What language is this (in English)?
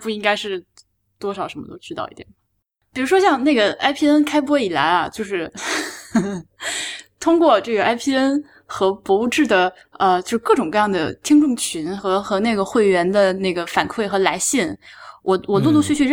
Chinese